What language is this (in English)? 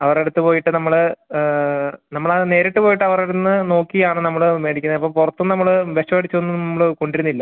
Malayalam